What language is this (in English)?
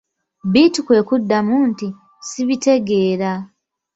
Ganda